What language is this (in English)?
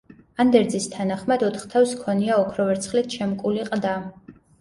Georgian